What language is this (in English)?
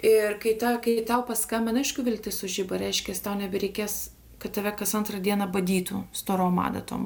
Lithuanian